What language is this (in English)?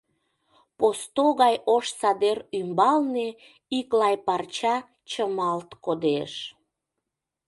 Mari